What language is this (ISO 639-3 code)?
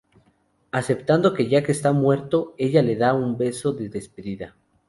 spa